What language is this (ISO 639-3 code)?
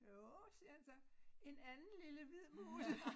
dan